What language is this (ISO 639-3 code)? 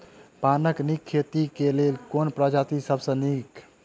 mai